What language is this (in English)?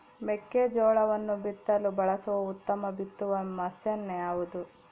Kannada